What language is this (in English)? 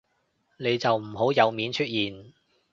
Cantonese